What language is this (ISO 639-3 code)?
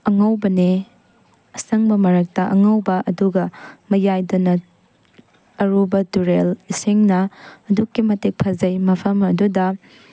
mni